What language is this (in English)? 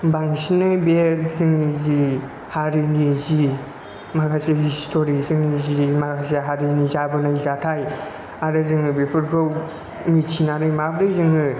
Bodo